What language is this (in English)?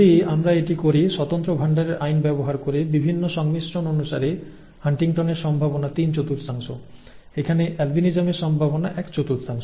Bangla